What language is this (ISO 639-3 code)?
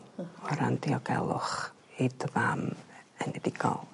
cym